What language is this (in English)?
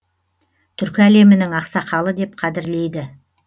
Kazakh